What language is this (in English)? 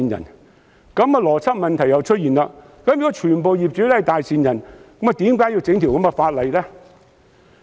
Cantonese